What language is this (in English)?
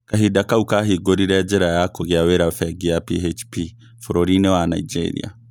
Kikuyu